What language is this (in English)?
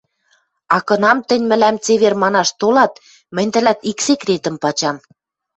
Western Mari